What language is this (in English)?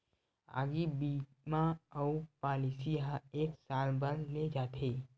Chhattisgarhi